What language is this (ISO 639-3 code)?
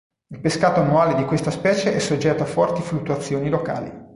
ita